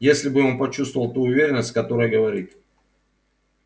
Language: Russian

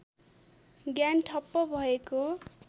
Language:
Nepali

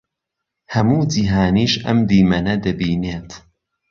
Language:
Central Kurdish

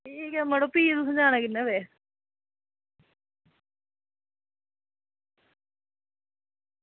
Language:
Dogri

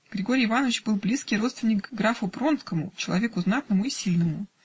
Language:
Russian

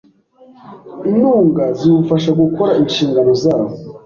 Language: Kinyarwanda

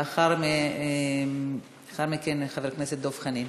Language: Hebrew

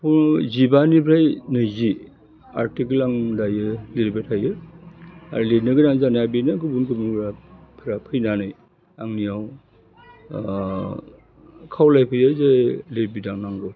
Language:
Bodo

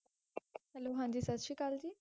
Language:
Punjabi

